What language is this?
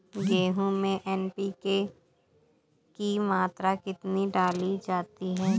Hindi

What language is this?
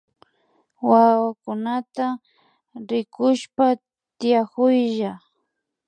Imbabura Highland Quichua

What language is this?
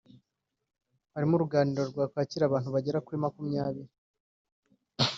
Kinyarwanda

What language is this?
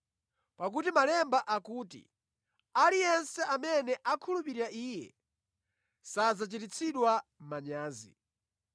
Nyanja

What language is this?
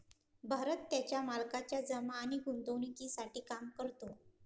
Marathi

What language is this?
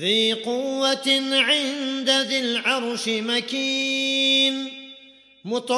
Arabic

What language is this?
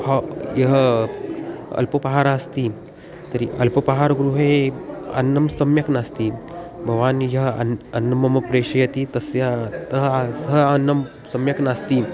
Sanskrit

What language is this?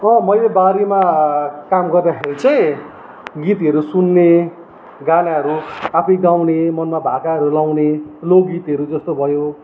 Nepali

